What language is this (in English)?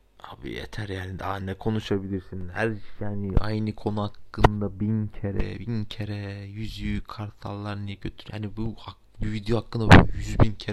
Turkish